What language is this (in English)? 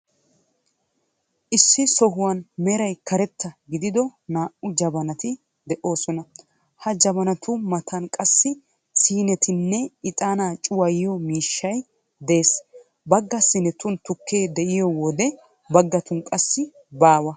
Wolaytta